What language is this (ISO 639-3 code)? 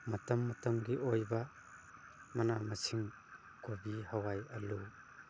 mni